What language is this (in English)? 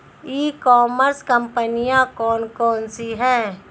Hindi